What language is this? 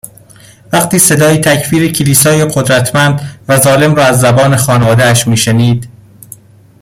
Persian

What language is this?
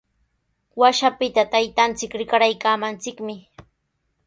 Sihuas Ancash Quechua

